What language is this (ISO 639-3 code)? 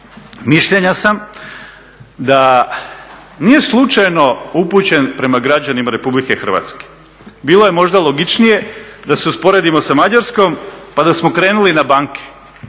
hrv